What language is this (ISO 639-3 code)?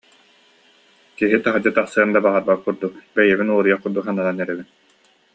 sah